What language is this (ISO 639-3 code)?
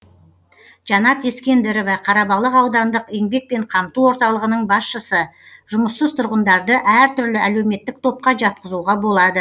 kaz